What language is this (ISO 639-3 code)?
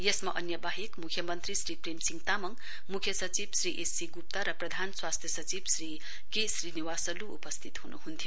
nep